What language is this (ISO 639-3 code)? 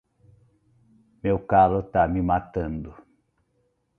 por